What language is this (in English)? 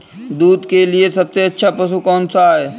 Hindi